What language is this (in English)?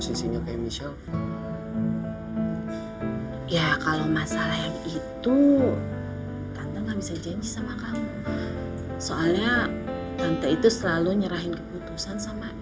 Indonesian